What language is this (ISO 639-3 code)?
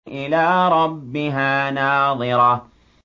ara